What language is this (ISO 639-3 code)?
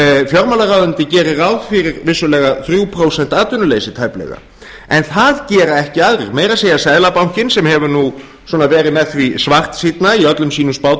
isl